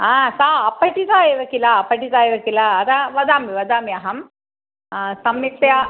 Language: Sanskrit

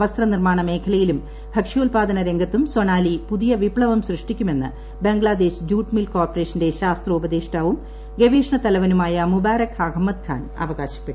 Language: Malayalam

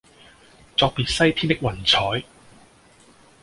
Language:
Cantonese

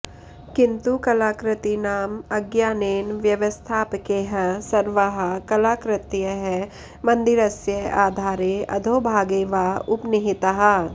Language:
Sanskrit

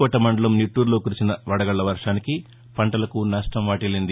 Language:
Telugu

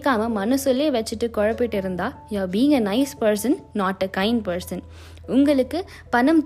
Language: Tamil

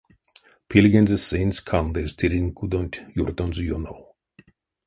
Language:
Erzya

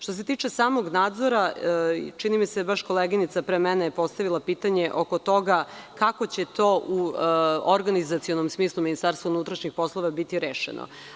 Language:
Serbian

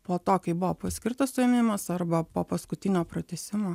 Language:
Lithuanian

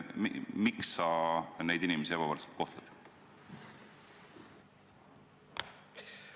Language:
Estonian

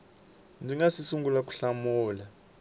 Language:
Tsonga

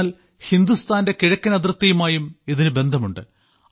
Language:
Malayalam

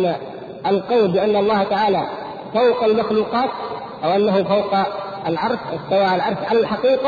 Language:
Arabic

